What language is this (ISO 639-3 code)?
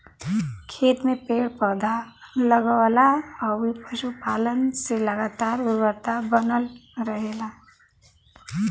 bho